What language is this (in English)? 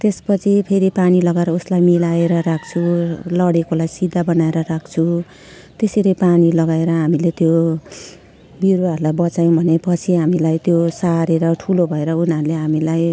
Nepali